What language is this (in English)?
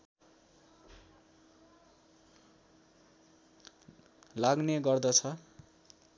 Nepali